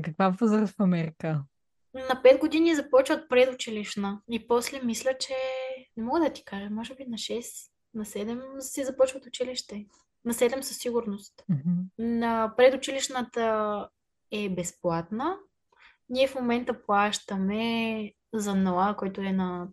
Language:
Bulgarian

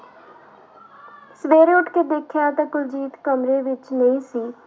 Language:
Punjabi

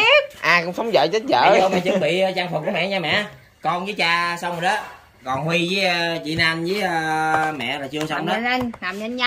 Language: Vietnamese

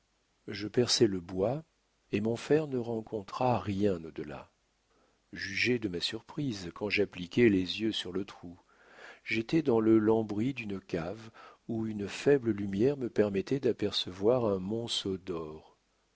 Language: French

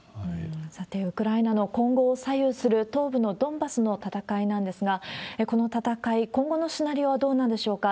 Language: Japanese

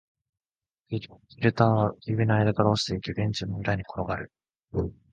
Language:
Japanese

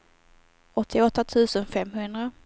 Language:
Swedish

